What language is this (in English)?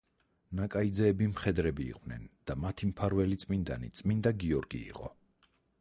Georgian